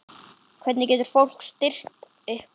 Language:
Icelandic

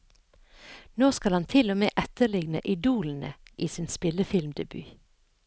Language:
Norwegian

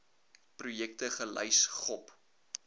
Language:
Afrikaans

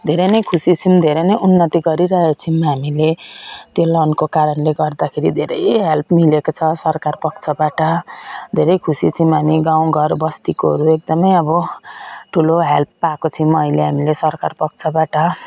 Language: Nepali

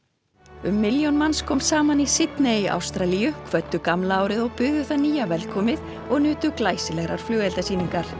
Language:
Icelandic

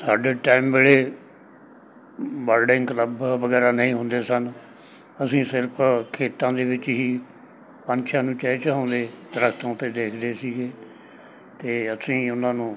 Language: Punjabi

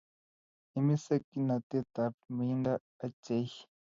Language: Kalenjin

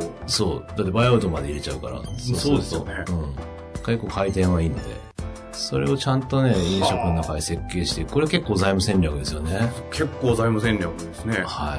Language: Japanese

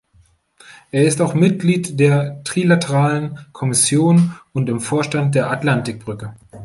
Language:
German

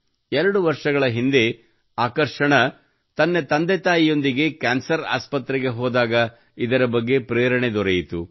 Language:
Kannada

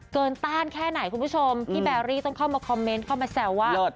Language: Thai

